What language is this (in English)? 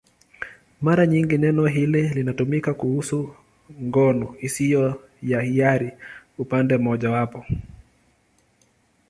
Swahili